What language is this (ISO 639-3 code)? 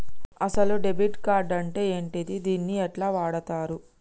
tel